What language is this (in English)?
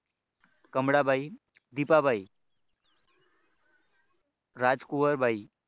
Marathi